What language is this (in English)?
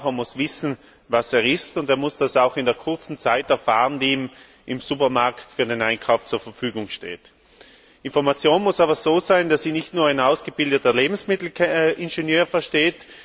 German